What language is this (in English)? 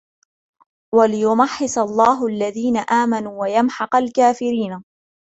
Arabic